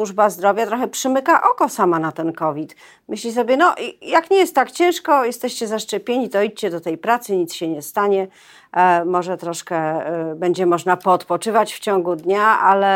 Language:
Polish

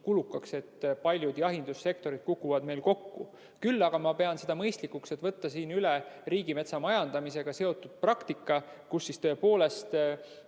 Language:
Estonian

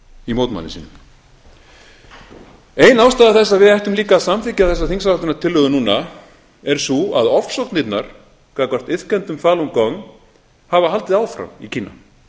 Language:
Icelandic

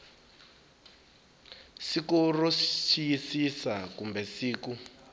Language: Tsonga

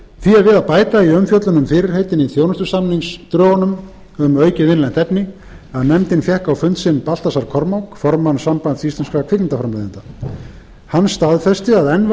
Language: Icelandic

